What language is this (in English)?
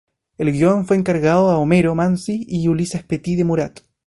Spanish